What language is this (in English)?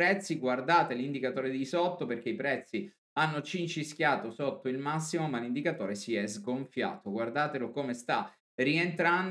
Italian